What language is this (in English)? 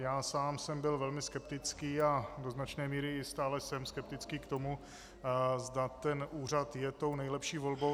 Czech